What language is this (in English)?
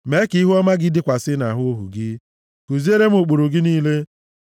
Igbo